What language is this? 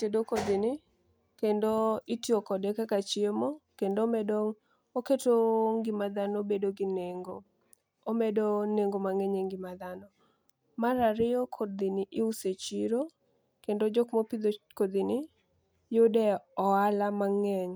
Luo (Kenya and Tanzania)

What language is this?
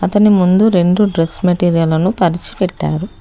Telugu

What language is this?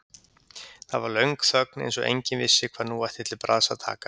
Icelandic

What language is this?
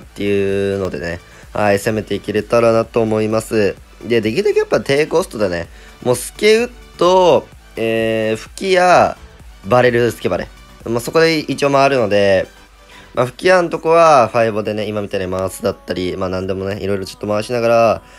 Japanese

